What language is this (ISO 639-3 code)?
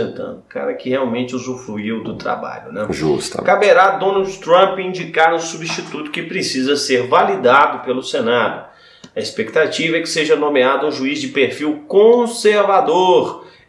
por